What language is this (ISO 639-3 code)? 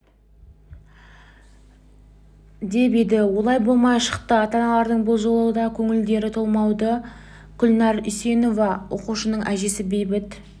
kaz